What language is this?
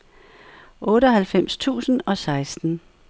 Danish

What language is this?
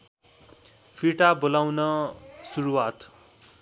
Nepali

